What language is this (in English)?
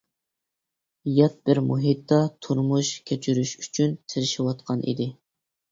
Uyghur